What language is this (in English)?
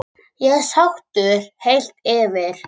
Icelandic